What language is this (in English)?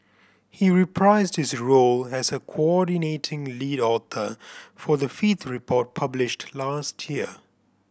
English